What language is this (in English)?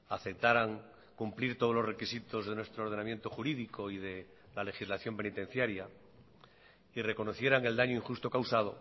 Spanish